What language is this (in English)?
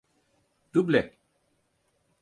Turkish